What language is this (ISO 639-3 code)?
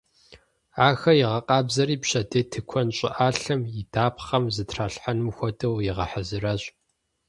kbd